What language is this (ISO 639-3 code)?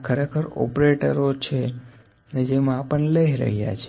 guj